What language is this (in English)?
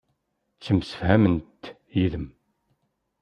Kabyle